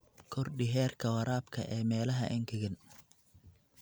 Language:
Somali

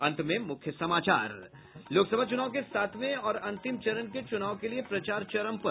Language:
Hindi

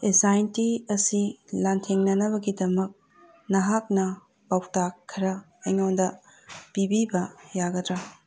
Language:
Manipuri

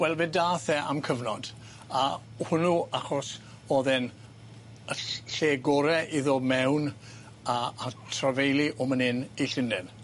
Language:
Welsh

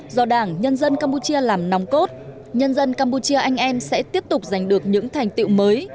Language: Vietnamese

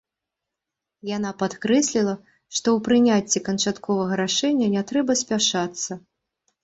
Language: Belarusian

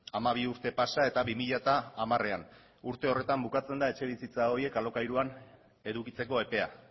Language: Basque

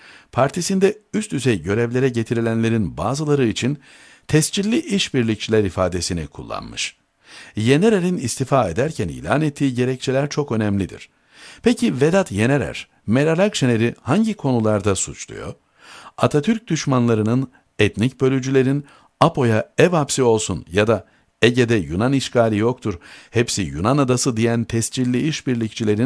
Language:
Turkish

